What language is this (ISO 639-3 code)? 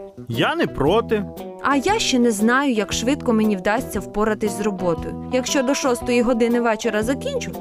ukr